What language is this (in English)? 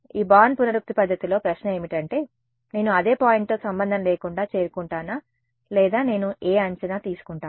Telugu